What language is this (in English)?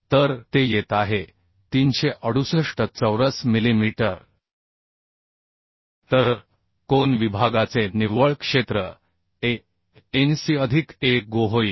Marathi